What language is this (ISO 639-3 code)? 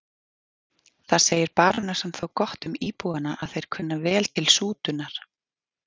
isl